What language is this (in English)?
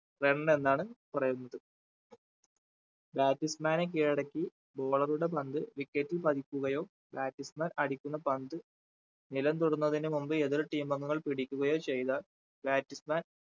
Malayalam